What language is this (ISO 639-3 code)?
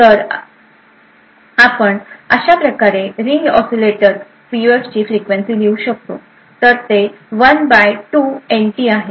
mar